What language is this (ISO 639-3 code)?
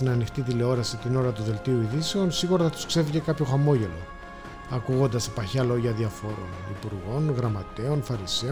ell